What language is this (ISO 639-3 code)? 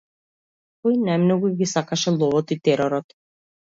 mkd